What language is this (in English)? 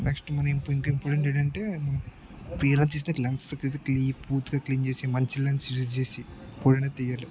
Telugu